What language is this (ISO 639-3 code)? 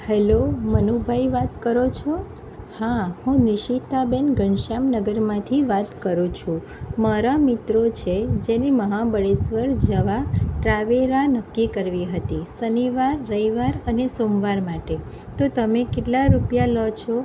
guj